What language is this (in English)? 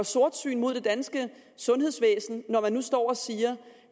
Danish